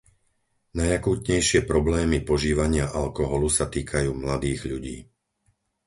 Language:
Slovak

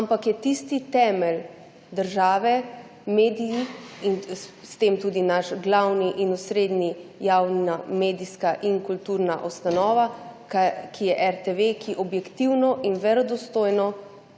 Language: Slovenian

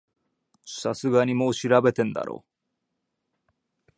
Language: Japanese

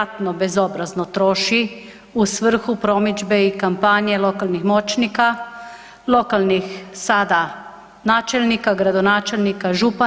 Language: Croatian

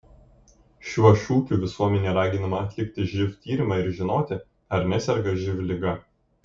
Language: Lithuanian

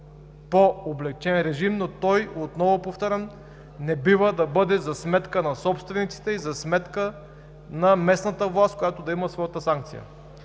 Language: Bulgarian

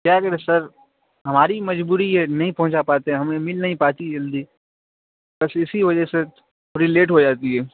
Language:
Urdu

